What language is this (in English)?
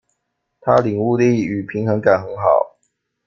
Chinese